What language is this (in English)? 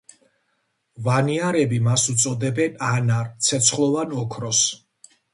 Georgian